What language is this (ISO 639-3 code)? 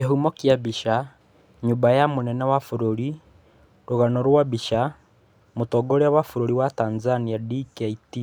kik